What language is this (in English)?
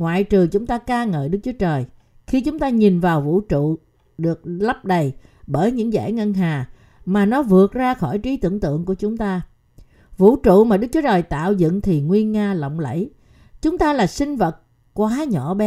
Vietnamese